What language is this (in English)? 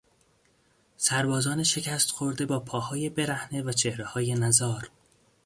Persian